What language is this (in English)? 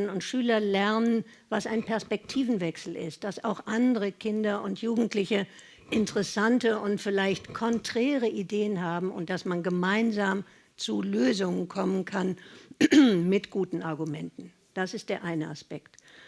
German